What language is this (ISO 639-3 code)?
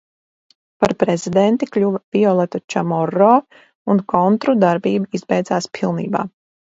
lav